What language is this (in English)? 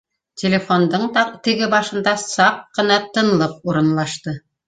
Bashkir